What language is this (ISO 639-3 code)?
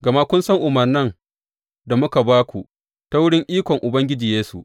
hau